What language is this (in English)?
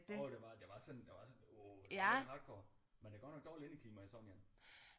Danish